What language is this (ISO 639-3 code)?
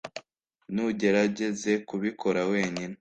kin